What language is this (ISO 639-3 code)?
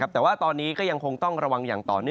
tha